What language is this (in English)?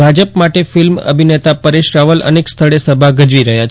Gujarati